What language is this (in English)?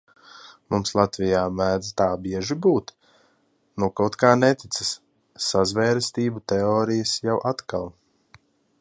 Latvian